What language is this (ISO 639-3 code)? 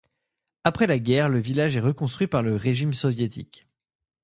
fra